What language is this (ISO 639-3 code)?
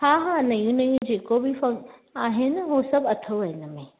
snd